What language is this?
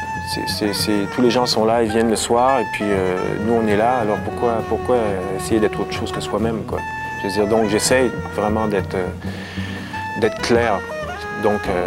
French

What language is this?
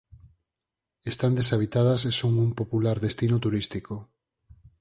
Galician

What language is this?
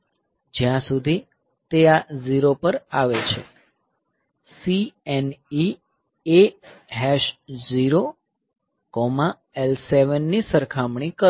Gujarati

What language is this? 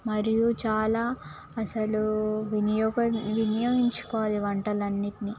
Telugu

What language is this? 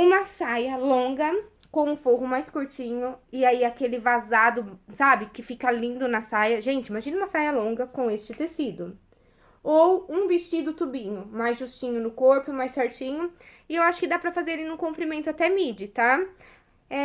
Portuguese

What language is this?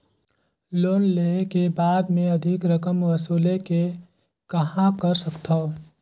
Chhattisgarhi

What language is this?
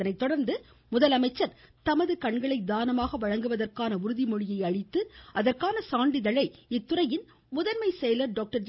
Tamil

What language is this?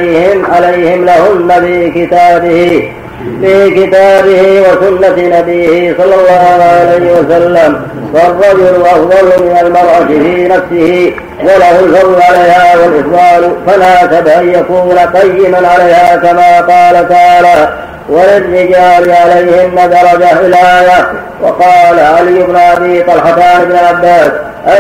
Arabic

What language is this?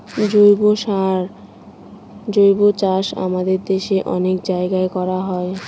Bangla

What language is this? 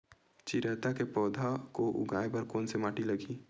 Chhattisgarhi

